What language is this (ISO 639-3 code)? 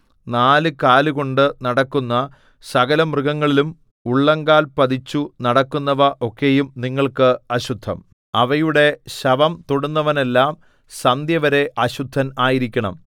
mal